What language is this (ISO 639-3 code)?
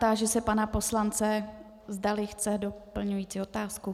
ces